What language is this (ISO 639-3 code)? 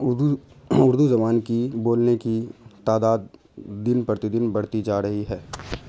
urd